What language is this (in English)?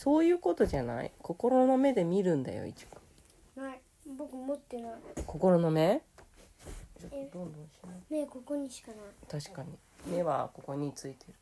Japanese